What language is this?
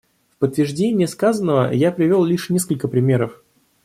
Russian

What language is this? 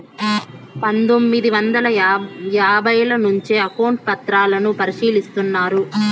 Telugu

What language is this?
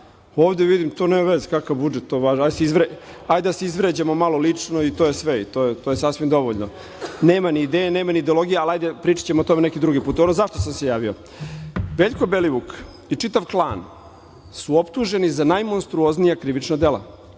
Serbian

